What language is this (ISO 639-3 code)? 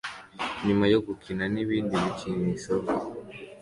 kin